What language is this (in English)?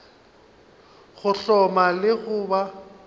Northern Sotho